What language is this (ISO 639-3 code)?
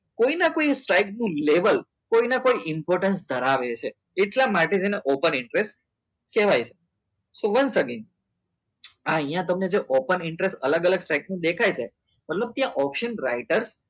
guj